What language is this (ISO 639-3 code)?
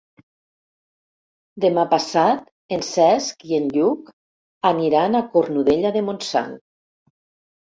cat